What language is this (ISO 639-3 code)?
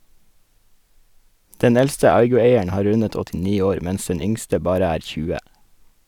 nor